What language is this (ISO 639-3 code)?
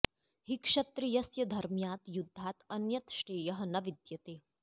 san